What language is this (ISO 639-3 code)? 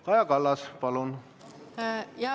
est